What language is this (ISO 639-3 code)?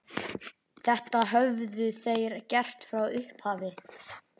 isl